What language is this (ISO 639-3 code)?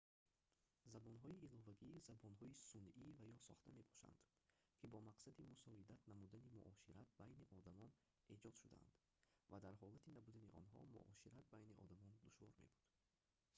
tgk